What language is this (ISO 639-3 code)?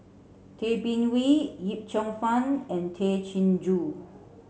eng